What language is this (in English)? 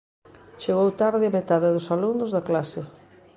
Galician